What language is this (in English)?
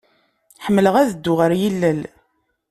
Kabyle